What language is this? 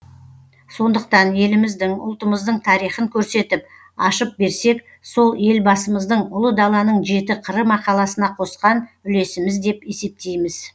Kazakh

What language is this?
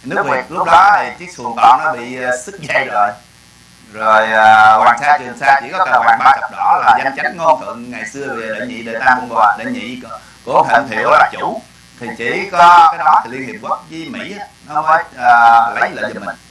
Vietnamese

